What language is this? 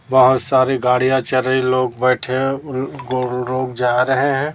Hindi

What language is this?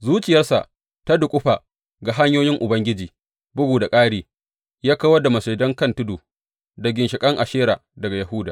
Hausa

